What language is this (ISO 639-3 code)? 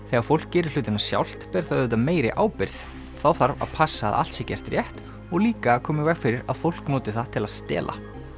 isl